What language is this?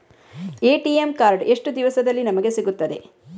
Kannada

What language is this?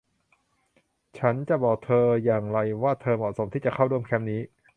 Thai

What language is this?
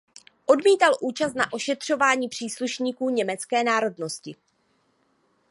Czech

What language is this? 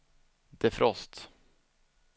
Swedish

